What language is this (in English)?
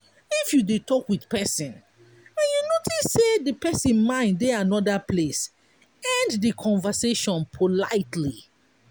Nigerian Pidgin